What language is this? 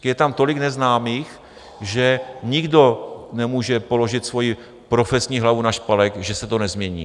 Czech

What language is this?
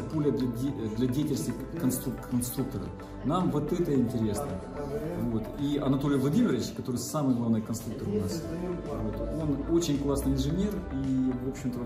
Russian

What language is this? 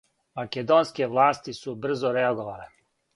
Serbian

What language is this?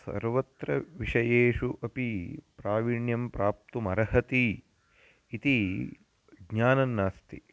Sanskrit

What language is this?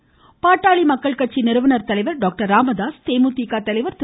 Tamil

